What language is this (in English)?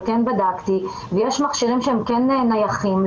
Hebrew